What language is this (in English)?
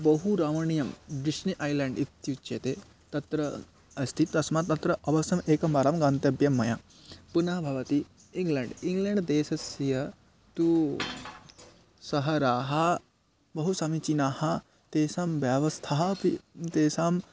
Sanskrit